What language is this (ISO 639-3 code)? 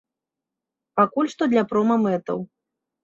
bel